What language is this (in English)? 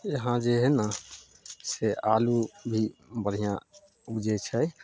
Maithili